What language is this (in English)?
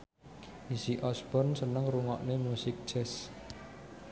Javanese